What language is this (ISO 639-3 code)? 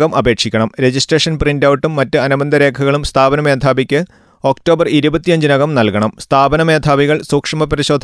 mal